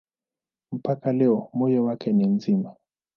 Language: Swahili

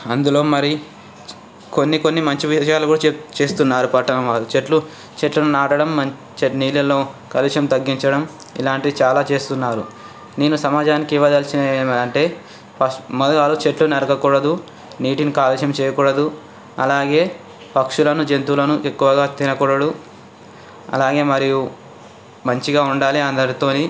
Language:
Telugu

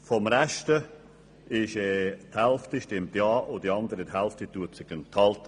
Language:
Swiss German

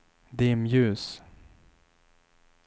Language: Swedish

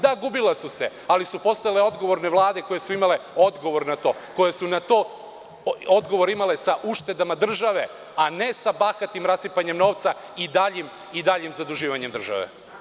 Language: Serbian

